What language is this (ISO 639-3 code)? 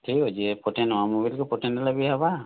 ori